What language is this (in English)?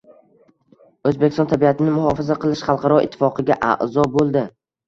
Uzbek